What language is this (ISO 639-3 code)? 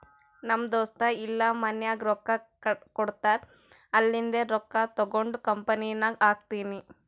kan